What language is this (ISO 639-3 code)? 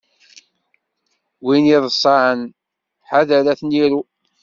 kab